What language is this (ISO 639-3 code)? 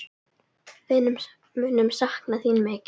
isl